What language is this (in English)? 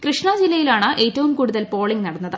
Malayalam